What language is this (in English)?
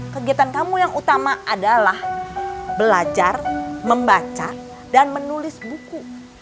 Indonesian